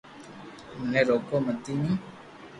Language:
Loarki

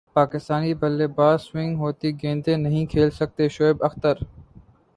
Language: Urdu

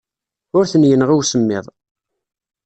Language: Kabyle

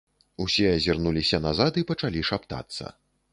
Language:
Belarusian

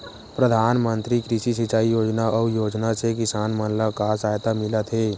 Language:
Chhattisgarhi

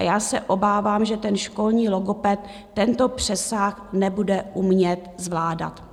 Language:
Czech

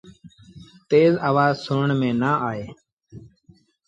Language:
Sindhi Bhil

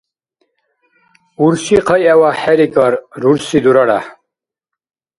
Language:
Dargwa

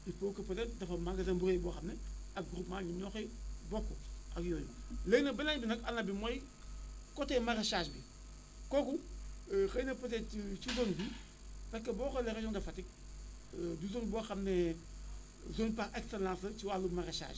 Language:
Wolof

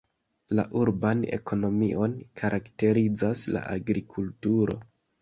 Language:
Esperanto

